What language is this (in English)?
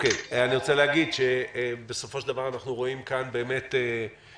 Hebrew